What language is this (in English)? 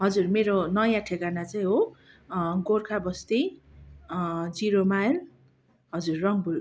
Nepali